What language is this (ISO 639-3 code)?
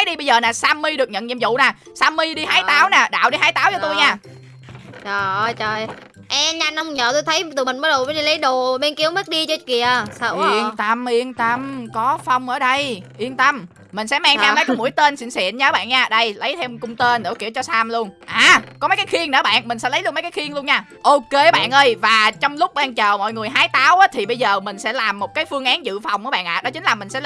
vie